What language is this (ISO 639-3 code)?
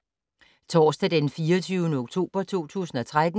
dan